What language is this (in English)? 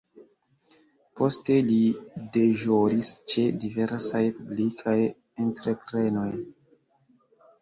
Esperanto